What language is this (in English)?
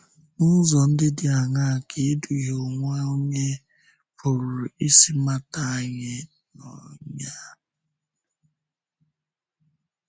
Igbo